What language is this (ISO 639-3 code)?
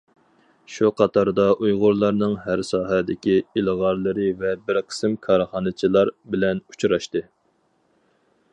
uig